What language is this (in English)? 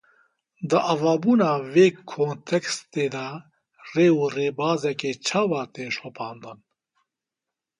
Kurdish